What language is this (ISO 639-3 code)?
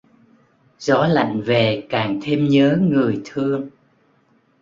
vie